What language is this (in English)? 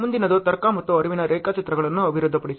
Kannada